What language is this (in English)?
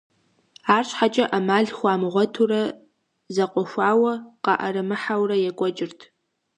Kabardian